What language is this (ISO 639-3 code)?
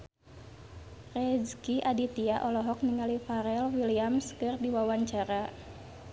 sun